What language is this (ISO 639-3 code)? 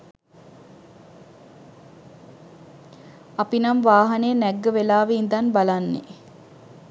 sin